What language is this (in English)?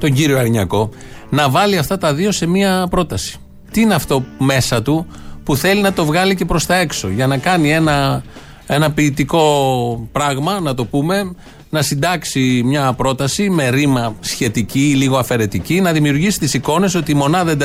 Greek